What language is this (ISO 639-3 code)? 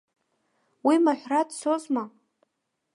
abk